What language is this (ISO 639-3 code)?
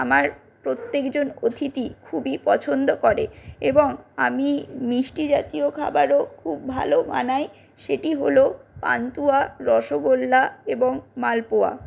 ben